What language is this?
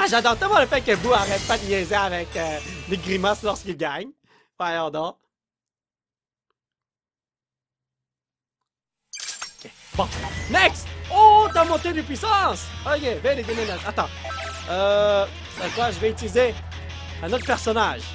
French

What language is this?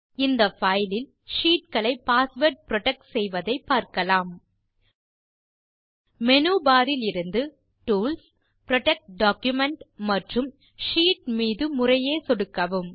Tamil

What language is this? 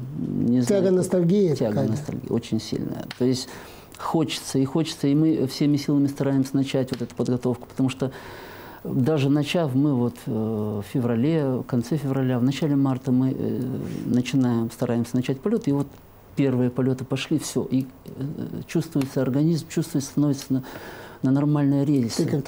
Russian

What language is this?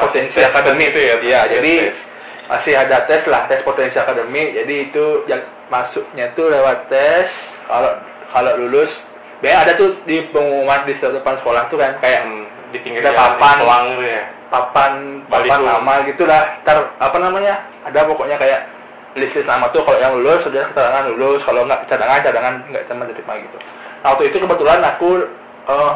Indonesian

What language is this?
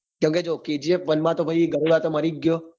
Gujarati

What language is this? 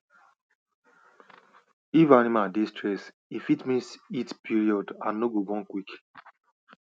Nigerian Pidgin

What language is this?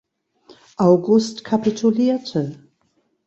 German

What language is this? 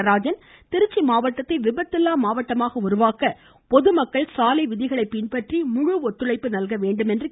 Tamil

